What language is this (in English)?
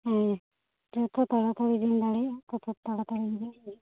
Santali